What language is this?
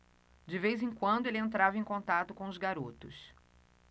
Portuguese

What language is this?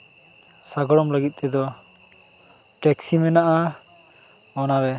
Santali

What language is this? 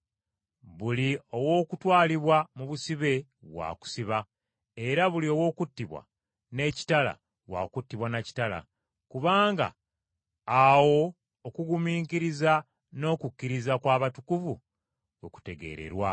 Ganda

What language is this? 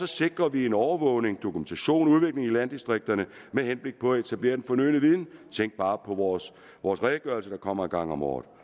Danish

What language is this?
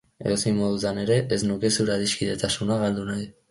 Basque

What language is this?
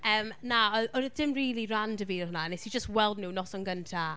Welsh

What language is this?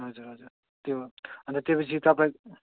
Nepali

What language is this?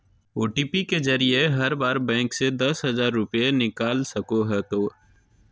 Magahi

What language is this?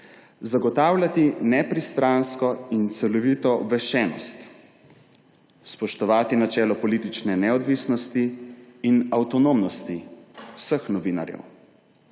Slovenian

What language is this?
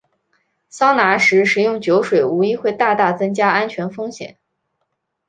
Chinese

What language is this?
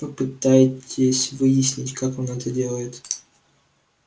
Russian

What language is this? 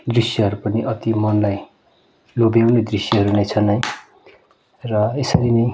Nepali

